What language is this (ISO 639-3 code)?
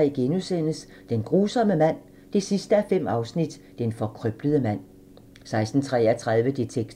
dan